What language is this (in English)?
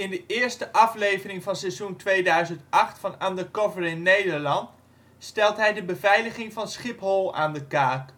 Dutch